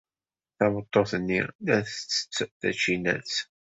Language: Kabyle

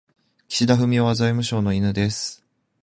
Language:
Japanese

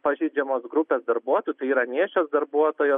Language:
Lithuanian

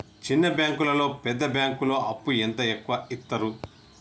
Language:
Telugu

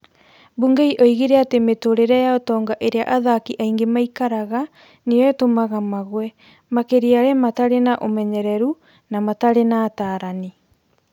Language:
Kikuyu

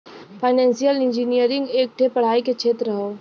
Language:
Bhojpuri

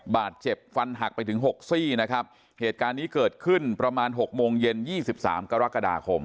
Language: Thai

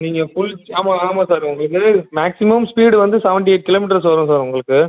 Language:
Tamil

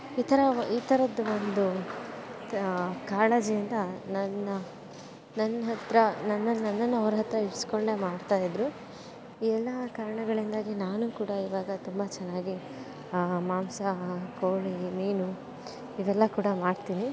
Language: Kannada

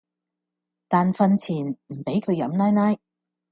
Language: Cantonese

